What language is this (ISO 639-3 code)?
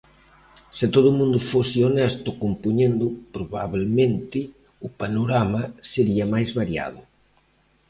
glg